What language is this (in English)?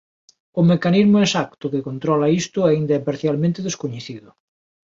Galician